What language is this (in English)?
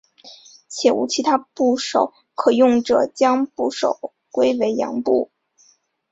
Chinese